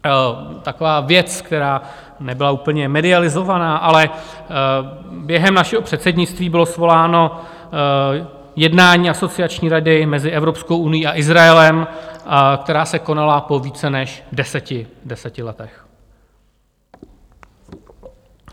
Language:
Czech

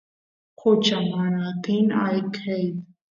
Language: Santiago del Estero Quichua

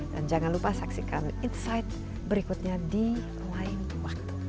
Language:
Indonesian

